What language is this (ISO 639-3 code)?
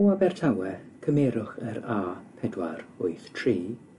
cym